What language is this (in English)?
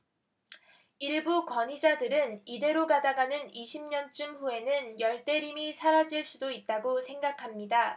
Korean